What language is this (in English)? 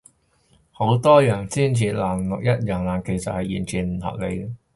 Cantonese